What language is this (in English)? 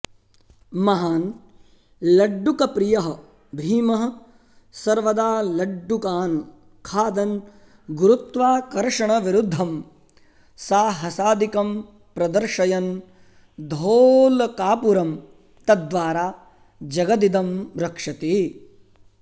Sanskrit